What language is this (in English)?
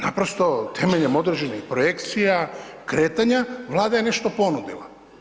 Croatian